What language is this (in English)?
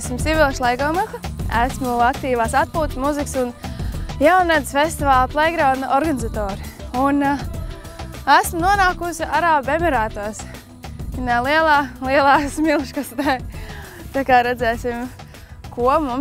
Latvian